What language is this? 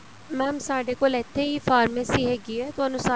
Punjabi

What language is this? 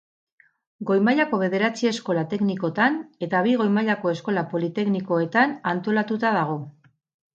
Basque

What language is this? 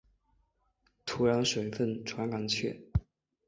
Chinese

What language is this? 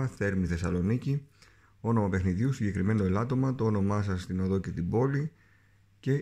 Greek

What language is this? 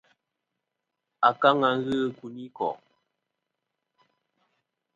Kom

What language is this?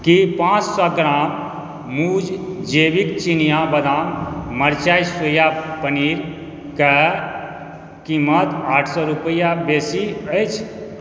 Maithili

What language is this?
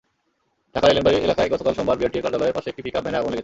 Bangla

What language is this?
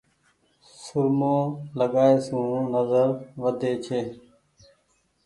Goaria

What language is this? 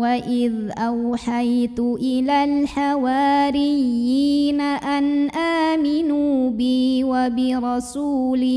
Arabic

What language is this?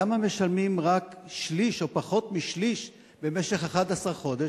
Hebrew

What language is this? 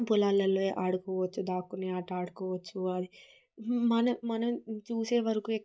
Telugu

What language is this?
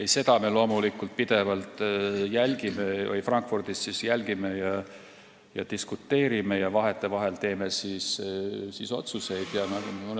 Estonian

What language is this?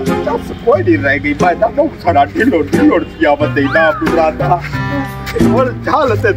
Romanian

